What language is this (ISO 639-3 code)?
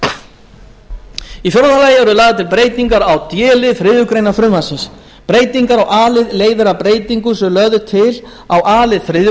isl